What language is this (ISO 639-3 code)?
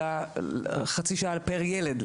heb